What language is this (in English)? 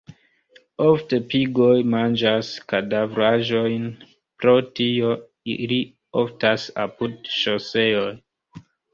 Esperanto